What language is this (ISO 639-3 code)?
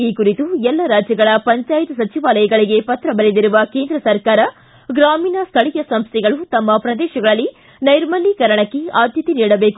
kan